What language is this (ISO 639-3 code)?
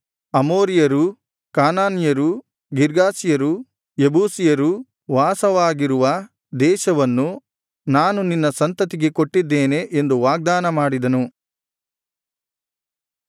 kan